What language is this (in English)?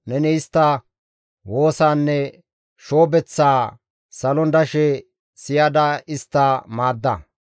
Gamo